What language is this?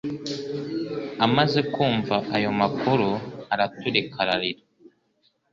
Kinyarwanda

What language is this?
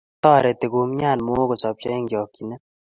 Kalenjin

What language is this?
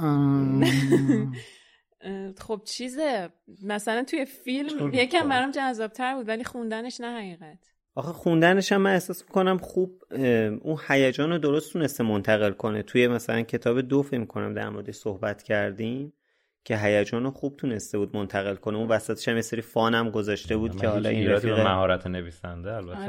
Persian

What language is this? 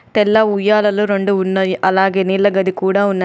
Telugu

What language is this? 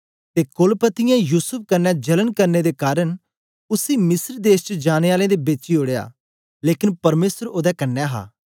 Dogri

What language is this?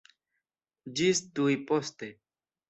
Esperanto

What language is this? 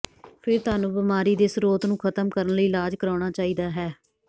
Punjabi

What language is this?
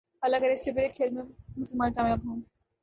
Urdu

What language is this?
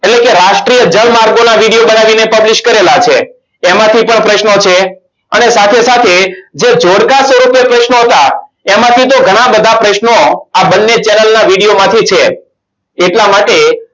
Gujarati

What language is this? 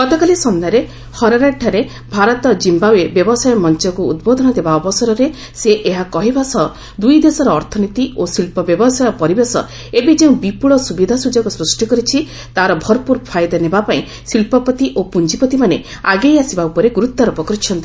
Odia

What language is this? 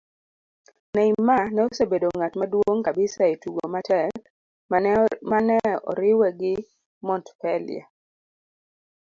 Luo (Kenya and Tanzania)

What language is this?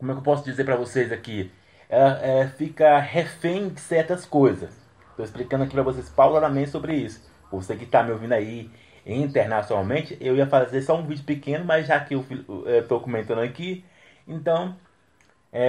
Portuguese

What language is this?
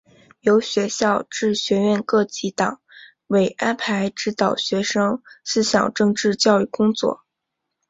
Chinese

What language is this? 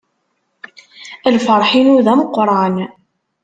Kabyle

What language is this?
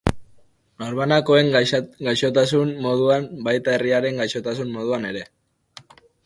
Basque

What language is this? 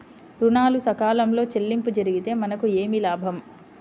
Telugu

